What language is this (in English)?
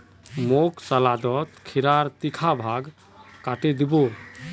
Magahi